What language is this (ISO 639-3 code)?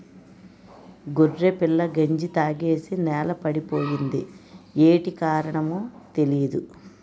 tel